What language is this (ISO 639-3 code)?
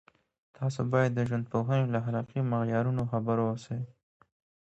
pus